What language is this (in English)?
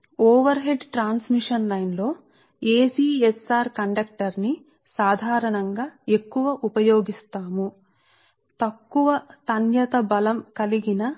Telugu